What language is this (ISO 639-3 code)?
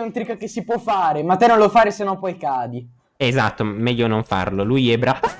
ita